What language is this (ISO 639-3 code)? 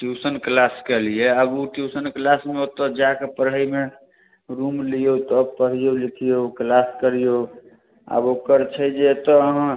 mai